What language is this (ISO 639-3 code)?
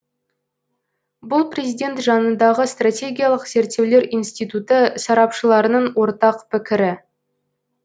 kaz